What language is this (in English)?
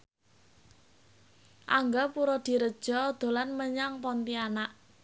Javanese